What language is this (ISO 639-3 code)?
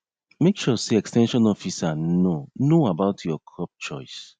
pcm